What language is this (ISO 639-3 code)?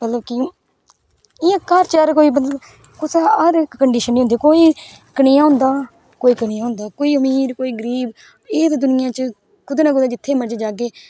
doi